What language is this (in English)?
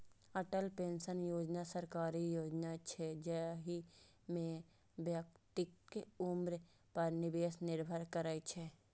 Maithili